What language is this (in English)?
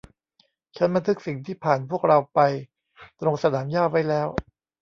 Thai